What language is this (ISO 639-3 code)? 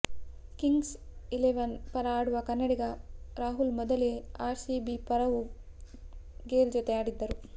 kan